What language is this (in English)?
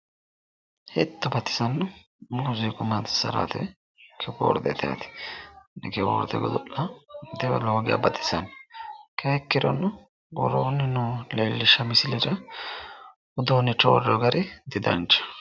Sidamo